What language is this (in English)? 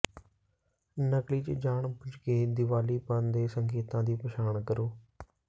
Punjabi